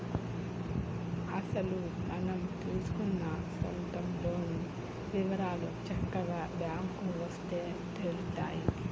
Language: Telugu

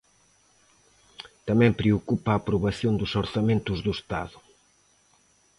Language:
Galician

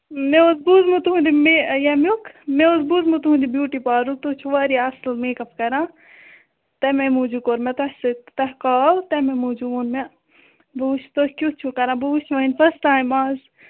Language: Kashmiri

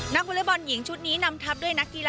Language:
Thai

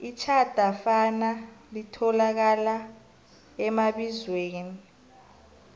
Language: South Ndebele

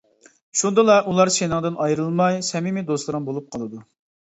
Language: Uyghur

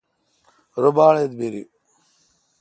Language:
Kalkoti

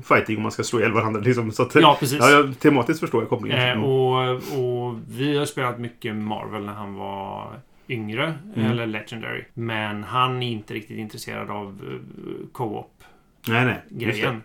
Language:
Swedish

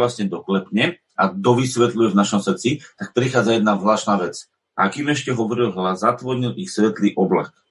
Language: Slovak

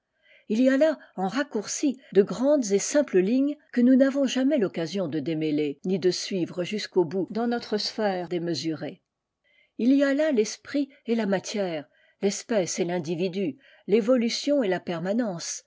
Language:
French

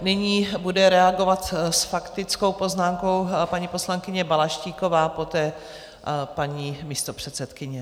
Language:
Czech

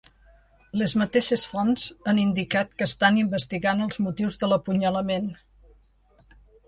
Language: Catalan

